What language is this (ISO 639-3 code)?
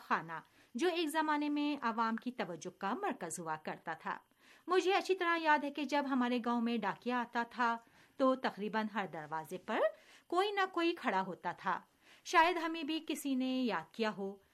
urd